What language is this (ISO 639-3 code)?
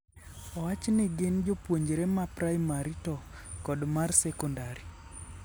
luo